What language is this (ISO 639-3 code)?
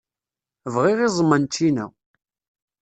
kab